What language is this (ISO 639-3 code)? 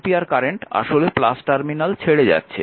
ben